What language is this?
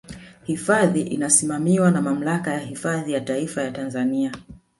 Swahili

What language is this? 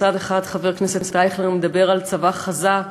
Hebrew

